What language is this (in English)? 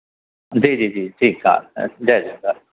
Sindhi